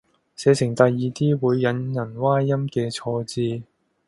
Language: Cantonese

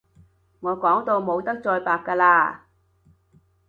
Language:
Cantonese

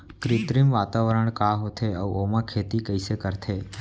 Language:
Chhattisgarhi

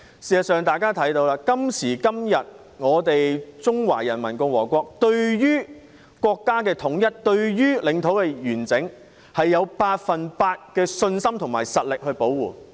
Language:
Cantonese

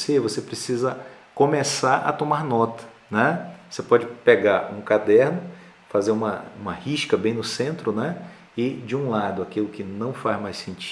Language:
Portuguese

